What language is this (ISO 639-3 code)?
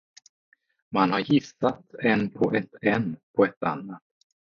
swe